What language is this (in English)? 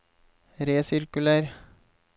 Norwegian